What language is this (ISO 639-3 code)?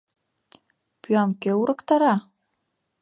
chm